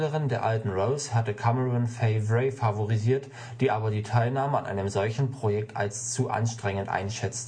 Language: German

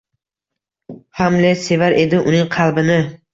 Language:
Uzbek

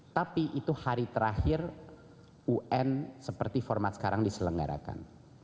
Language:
Indonesian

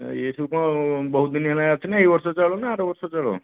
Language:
Odia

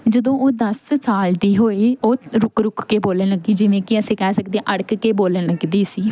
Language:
Punjabi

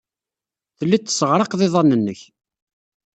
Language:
Kabyle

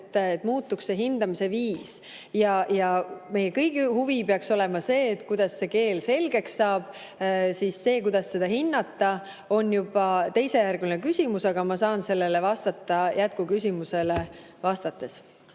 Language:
Estonian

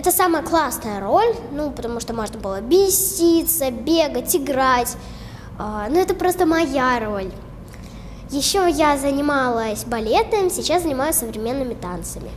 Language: Russian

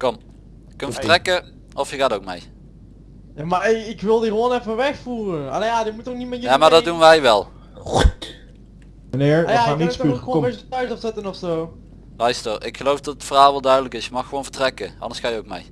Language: Dutch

